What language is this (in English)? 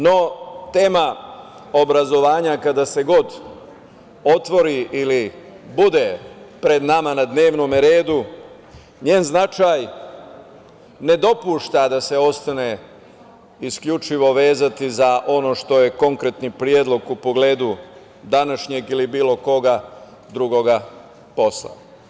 Serbian